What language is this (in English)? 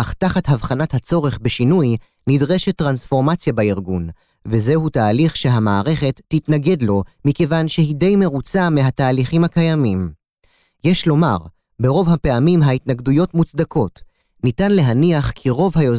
Hebrew